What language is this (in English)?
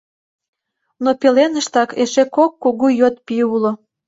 Mari